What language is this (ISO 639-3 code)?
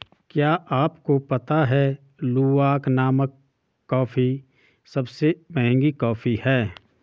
hin